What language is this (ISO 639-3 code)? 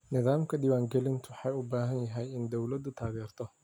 som